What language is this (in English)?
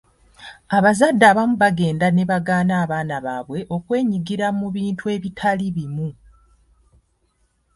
Ganda